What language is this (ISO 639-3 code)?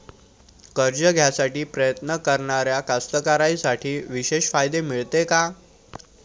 mar